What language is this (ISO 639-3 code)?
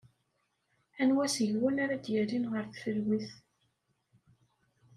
kab